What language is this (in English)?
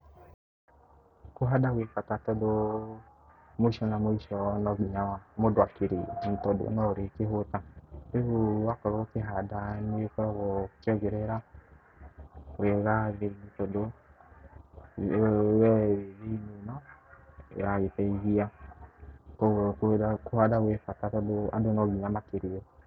Kikuyu